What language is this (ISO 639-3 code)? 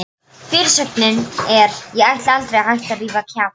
isl